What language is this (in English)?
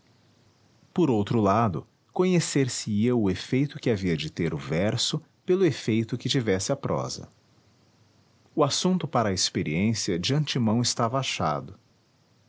Portuguese